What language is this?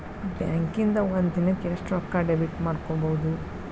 Kannada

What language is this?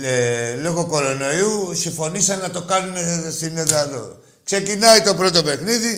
Greek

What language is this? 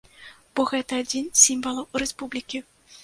Belarusian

